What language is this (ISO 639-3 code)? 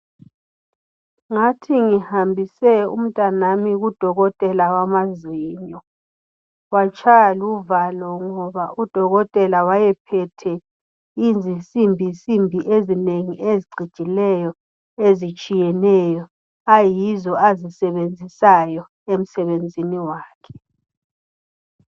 nde